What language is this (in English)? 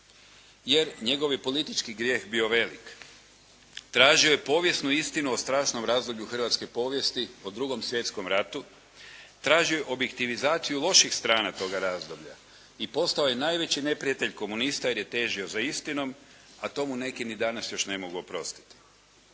Croatian